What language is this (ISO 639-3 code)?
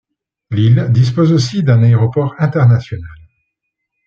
fra